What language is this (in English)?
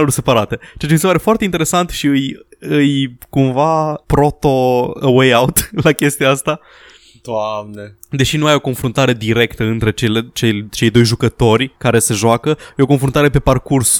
Romanian